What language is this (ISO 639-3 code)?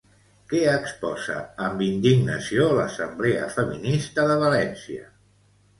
cat